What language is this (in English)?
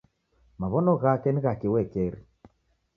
Taita